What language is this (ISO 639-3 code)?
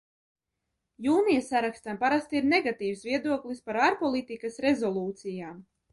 lav